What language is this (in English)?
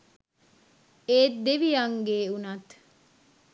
Sinhala